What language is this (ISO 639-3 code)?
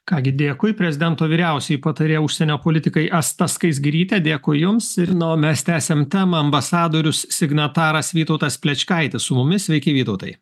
lit